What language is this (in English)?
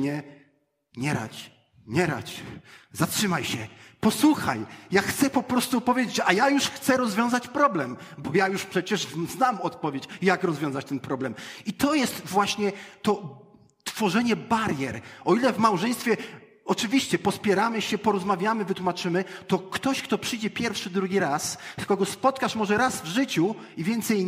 Polish